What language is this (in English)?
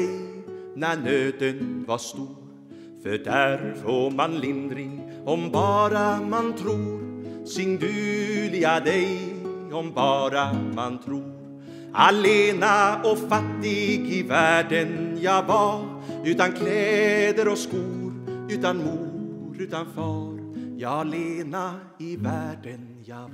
Swedish